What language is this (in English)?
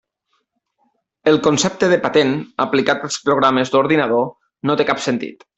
Catalan